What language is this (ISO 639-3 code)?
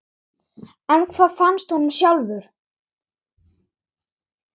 isl